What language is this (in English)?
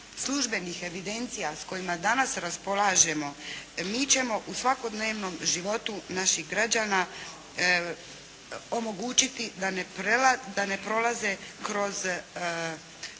Croatian